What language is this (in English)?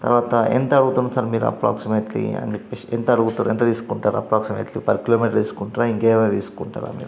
Telugu